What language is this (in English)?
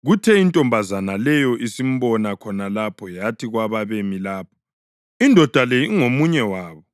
North Ndebele